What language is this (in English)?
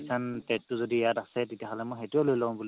Assamese